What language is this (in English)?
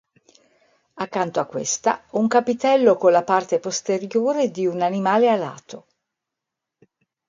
Italian